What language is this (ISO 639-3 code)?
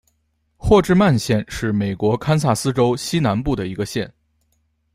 zho